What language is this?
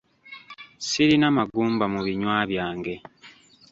Ganda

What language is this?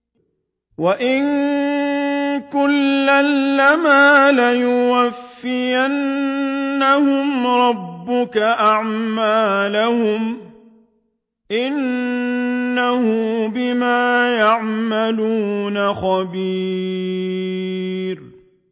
Arabic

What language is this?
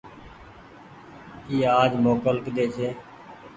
Goaria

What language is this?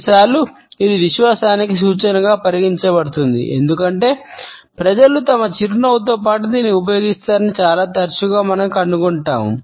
Telugu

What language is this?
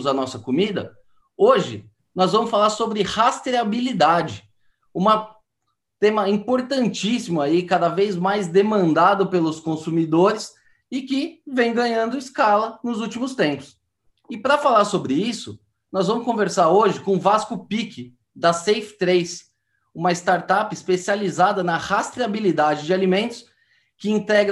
Portuguese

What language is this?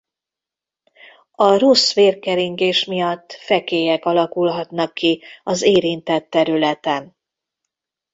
Hungarian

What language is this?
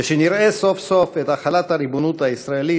Hebrew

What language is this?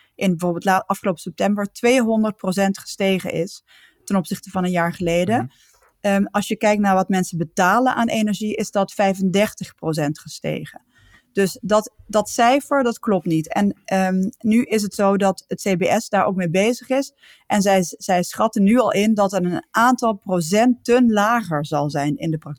Dutch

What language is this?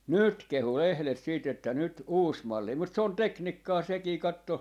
Finnish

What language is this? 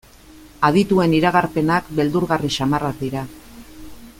Basque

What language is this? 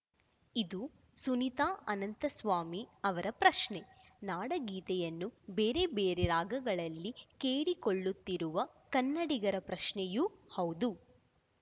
Kannada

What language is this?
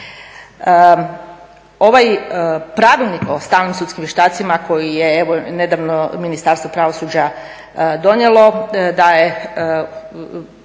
Croatian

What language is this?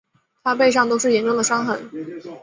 Chinese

